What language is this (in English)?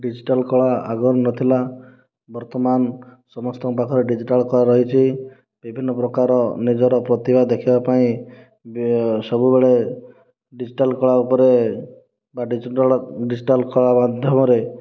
Odia